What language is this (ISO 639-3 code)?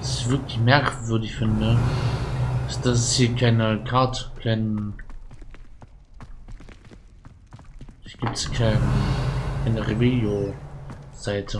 deu